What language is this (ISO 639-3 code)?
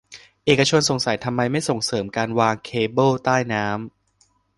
tha